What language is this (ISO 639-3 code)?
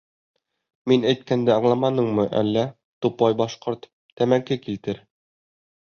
bak